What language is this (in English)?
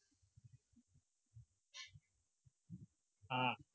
Gujarati